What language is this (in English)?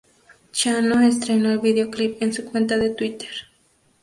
Spanish